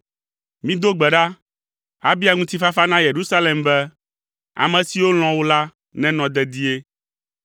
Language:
Ewe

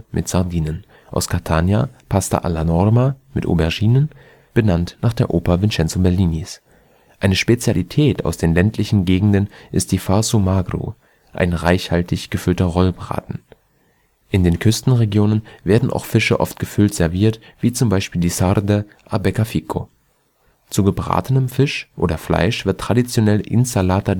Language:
German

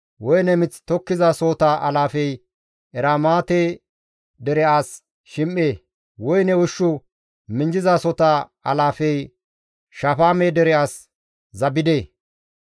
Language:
Gamo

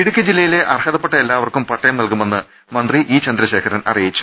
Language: Malayalam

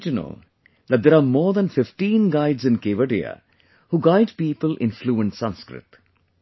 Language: English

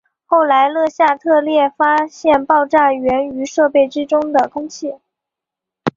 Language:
Chinese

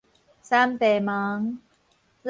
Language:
Min Nan Chinese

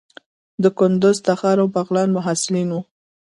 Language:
Pashto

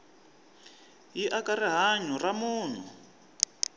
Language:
Tsonga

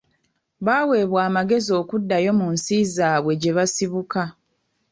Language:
Ganda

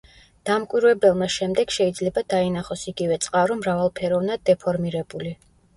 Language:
Georgian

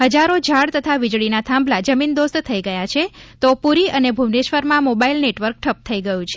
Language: Gujarati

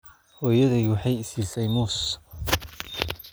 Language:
Somali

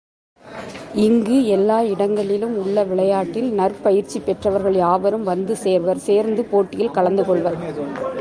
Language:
Tamil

